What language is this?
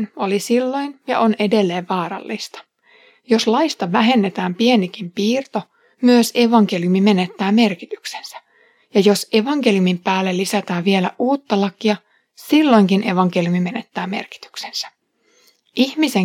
Finnish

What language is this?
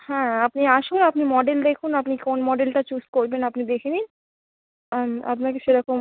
Bangla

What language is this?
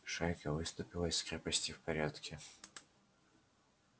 Russian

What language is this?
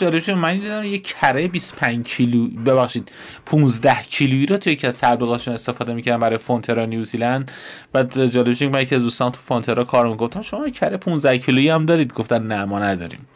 Persian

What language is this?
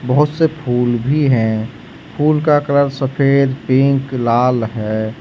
Hindi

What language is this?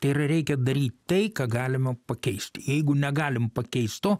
Lithuanian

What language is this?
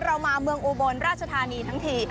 Thai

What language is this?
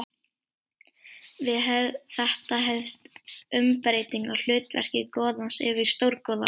Icelandic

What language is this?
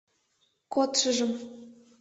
Mari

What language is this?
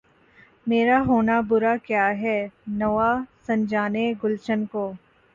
Urdu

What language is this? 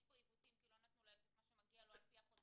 Hebrew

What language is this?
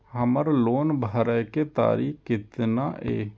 Maithili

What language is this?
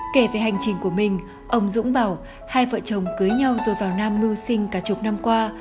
Vietnamese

